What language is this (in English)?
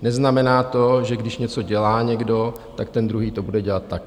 Czech